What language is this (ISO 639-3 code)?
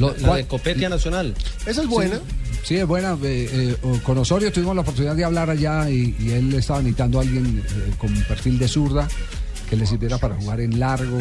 spa